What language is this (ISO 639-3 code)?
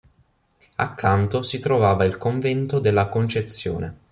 ita